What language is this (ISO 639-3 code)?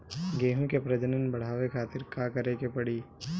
bho